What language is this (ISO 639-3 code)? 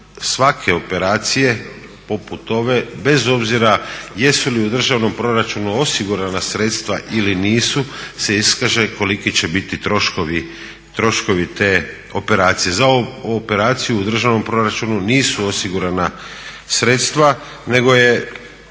hrv